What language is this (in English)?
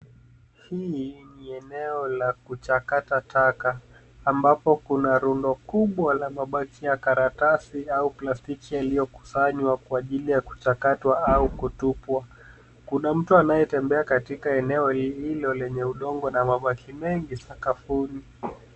Swahili